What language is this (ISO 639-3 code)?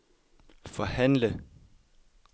dan